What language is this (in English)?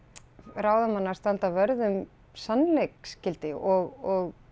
Icelandic